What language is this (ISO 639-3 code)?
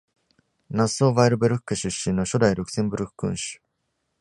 jpn